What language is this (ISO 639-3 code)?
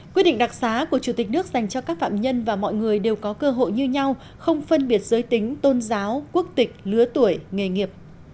vie